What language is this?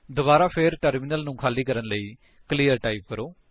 Punjabi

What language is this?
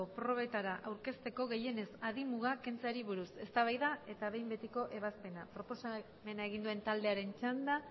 Basque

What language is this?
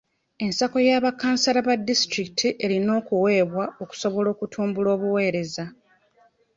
Ganda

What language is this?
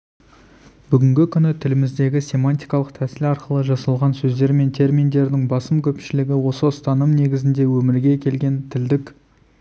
Kazakh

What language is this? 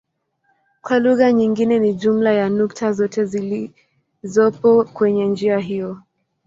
Swahili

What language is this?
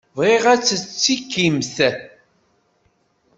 Kabyle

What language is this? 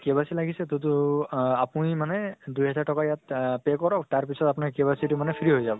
Assamese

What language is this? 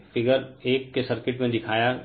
Hindi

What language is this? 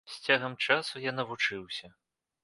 Belarusian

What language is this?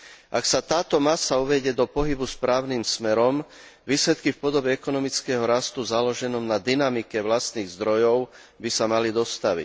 Slovak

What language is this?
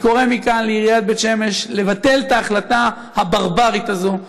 Hebrew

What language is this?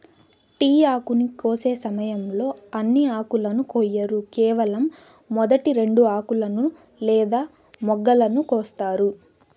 Telugu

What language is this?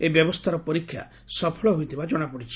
Odia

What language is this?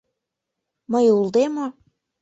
Mari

